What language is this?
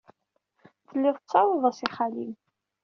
Kabyle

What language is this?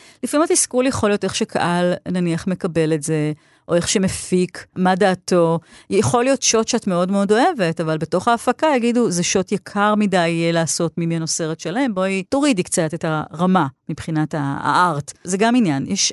Hebrew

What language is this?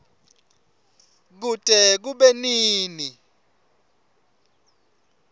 Swati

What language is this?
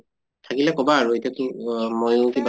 Assamese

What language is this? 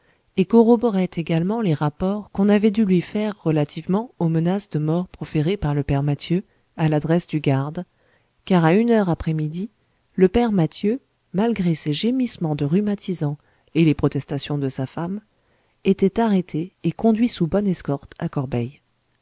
French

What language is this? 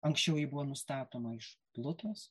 Lithuanian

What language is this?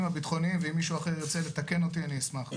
Hebrew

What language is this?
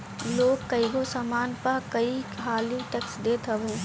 Bhojpuri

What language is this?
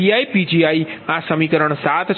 Gujarati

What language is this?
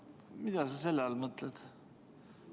Estonian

